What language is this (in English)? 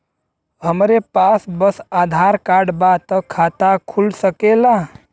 Bhojpuri